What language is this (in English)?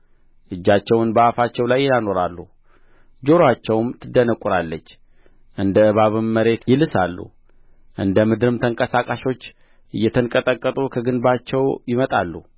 Amharic